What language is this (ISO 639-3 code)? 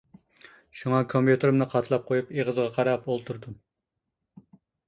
uig